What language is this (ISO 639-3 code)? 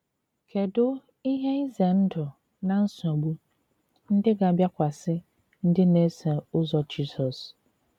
ibo